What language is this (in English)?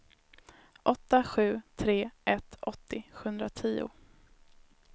Swedish